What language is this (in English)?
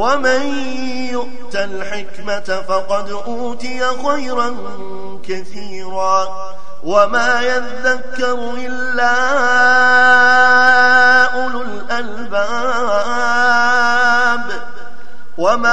Arabic